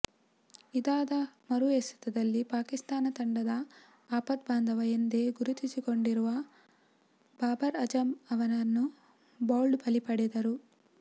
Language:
Kannada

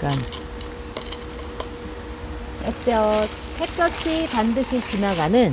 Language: Korean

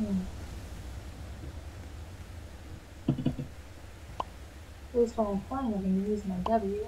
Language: English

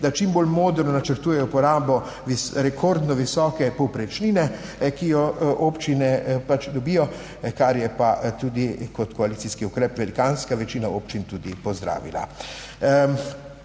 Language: Slovenian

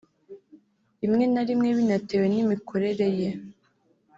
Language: Kinyarwanda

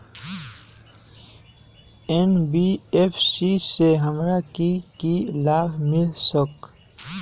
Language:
Magahi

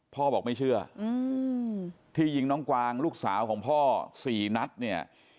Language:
Thai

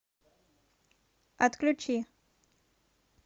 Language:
Russian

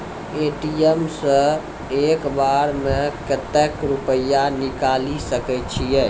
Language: Maithili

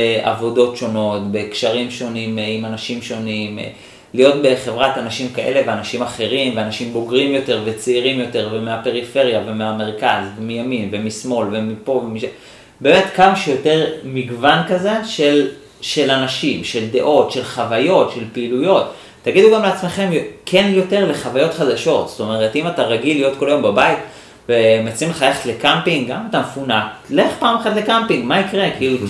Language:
Hebrew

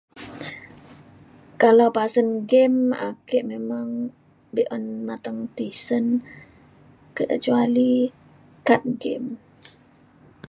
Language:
Mainstream Kenyah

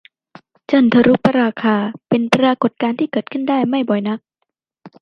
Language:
Thai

